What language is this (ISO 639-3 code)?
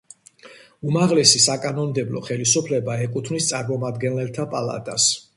kat